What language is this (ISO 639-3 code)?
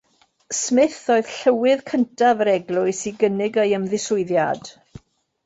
cym